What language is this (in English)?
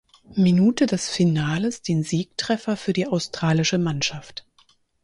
German